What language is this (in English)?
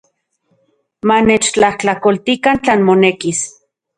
Central Puebla Nahuatl